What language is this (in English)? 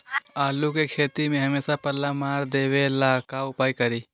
Magahi